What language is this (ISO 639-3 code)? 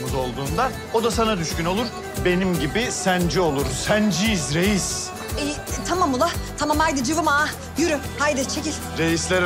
tur